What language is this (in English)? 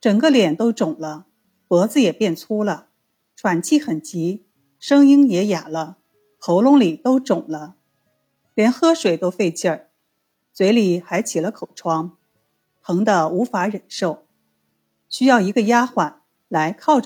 Chinese